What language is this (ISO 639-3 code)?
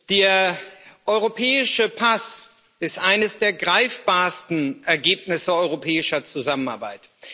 deu